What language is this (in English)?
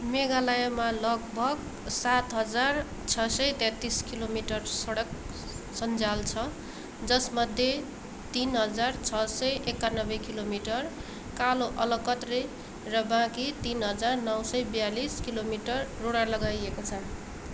Nepali